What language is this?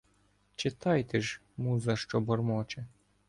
Ukrainian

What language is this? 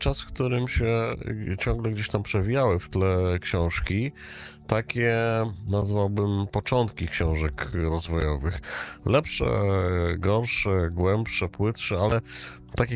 Polish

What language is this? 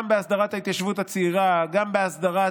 Hebrew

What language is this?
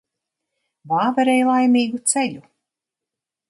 Latvian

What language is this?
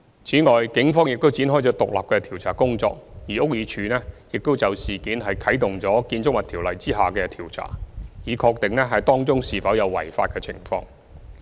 Cantonese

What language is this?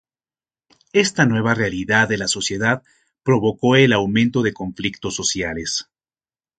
Spanish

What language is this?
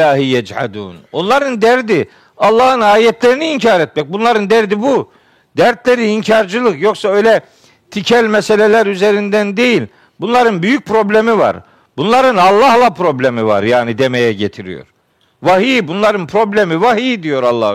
Turkish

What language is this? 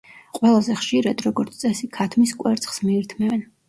Georgian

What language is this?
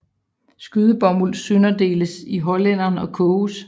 Danish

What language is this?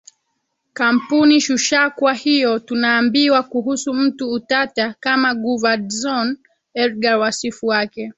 Swahili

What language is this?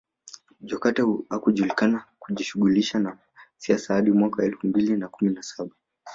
Swahili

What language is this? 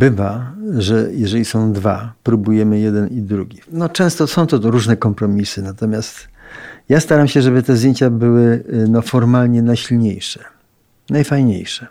Polish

